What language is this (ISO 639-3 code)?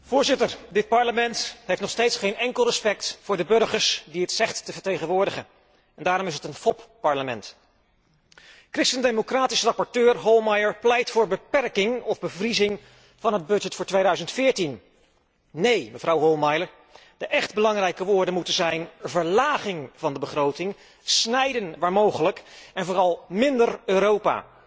nld